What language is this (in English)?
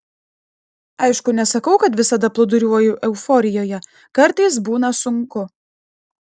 Lithuanian